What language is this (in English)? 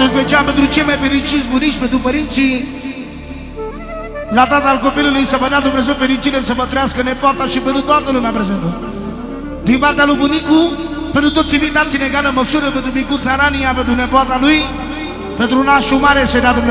Romanian